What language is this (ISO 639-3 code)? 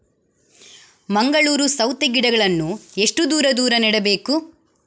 kan